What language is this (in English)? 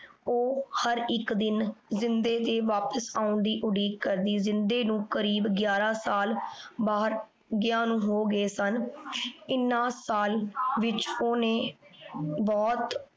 Punjabi